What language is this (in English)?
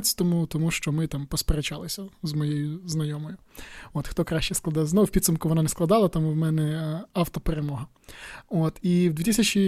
Ukrainian